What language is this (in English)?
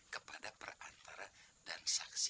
Indonesian